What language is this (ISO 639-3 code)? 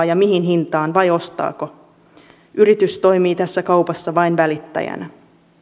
fin